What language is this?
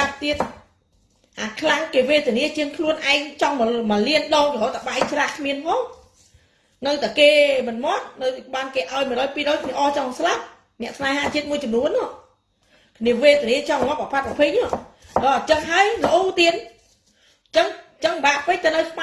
Vietnamese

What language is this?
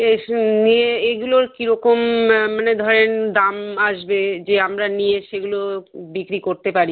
Bangla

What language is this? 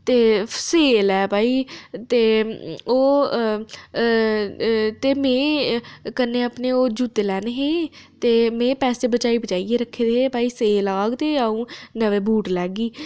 Dogri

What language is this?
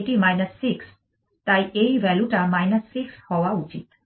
Bangla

